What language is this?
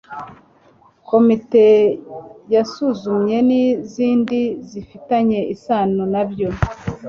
Kinyarwanda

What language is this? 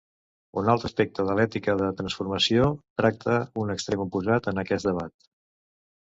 Catalan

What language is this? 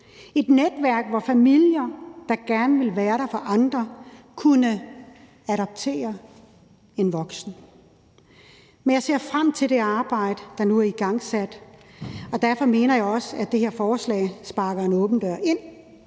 Danish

